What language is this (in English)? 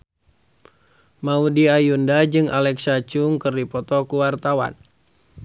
Sundanese